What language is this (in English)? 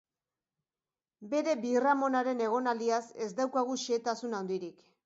Basque